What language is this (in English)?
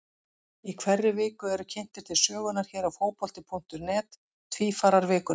Icelandic